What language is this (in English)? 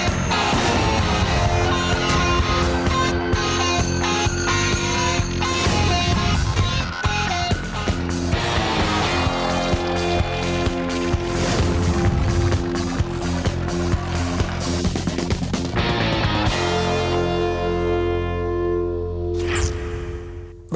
Thai